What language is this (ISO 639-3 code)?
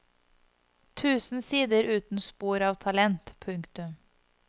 nor